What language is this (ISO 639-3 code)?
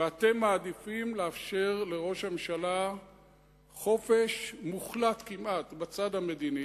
heb